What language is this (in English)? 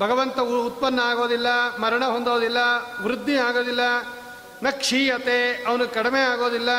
Kannada